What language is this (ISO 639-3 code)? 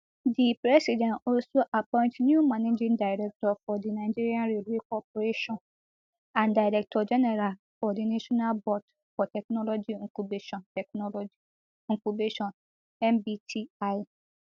pcm